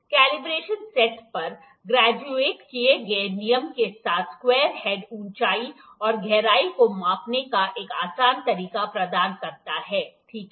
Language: Hindi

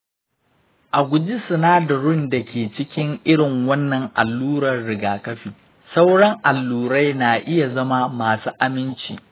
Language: Hausa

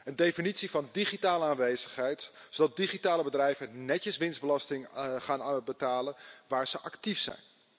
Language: Dutch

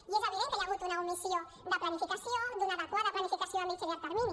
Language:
Catalan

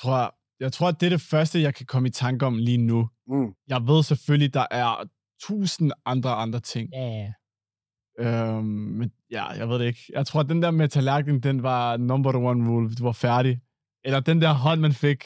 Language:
Danish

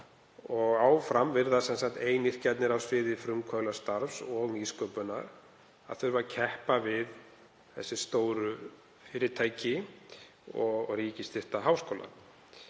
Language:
Icelandic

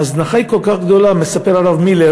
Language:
Hebrew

